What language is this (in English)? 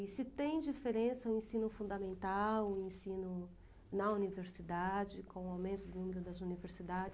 Portuguese